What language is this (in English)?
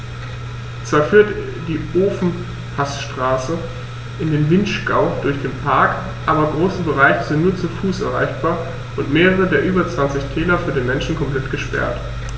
German